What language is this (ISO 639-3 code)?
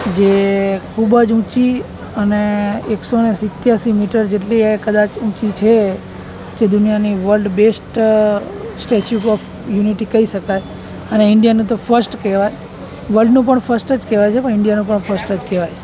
guj